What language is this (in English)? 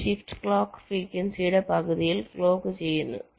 Malayalam